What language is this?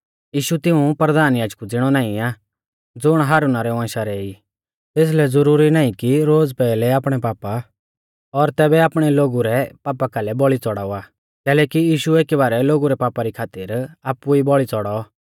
Mahasu Pahari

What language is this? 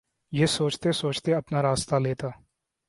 Urdu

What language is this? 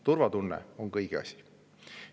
Estonian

